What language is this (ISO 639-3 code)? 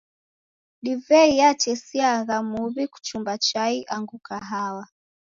dav